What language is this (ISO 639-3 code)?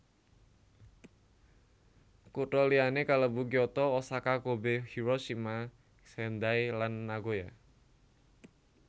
jav